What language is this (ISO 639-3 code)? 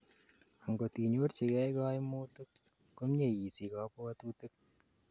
kln